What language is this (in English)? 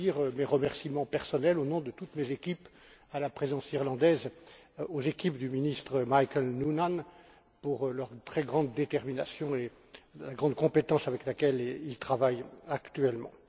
French